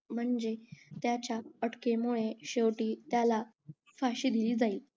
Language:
Marathi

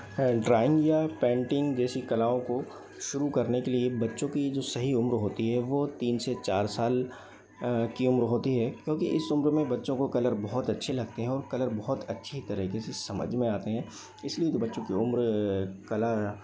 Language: Hindi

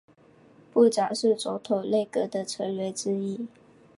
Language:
Chinese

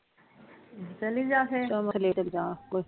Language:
Punjabi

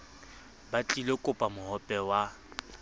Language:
Southern Sotho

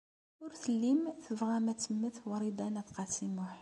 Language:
Kabyle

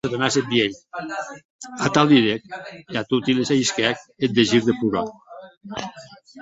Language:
Occitan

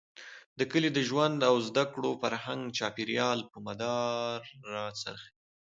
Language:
Pashto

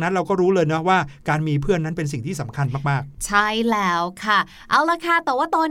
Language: Thai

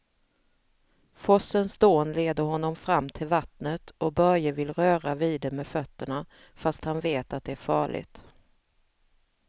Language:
Swedish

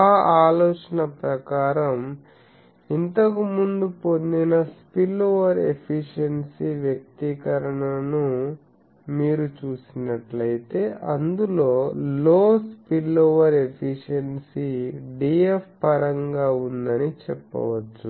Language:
Telugu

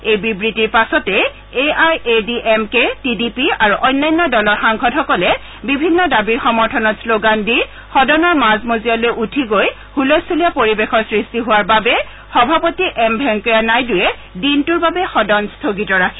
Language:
Assamese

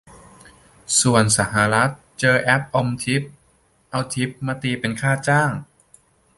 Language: Thai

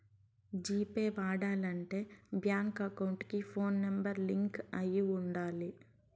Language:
Telugu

